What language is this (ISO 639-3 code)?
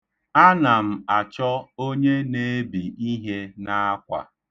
ibo